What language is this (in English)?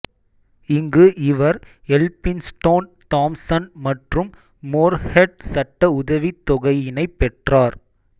Tamil